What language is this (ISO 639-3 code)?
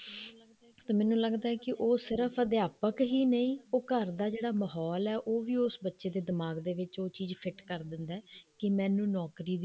pan